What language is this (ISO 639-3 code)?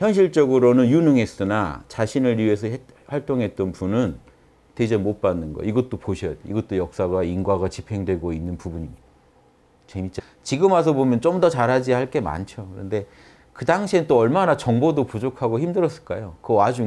kor